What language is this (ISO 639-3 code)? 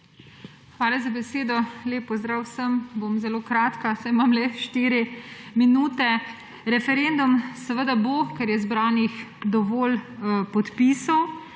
slv